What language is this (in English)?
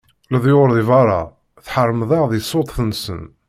Kabyle